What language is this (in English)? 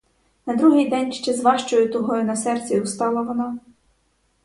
Ukrainian